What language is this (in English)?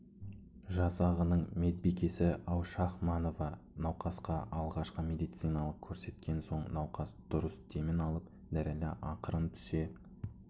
Kazakh